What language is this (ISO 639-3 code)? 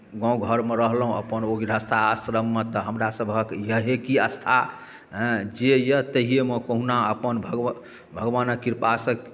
mai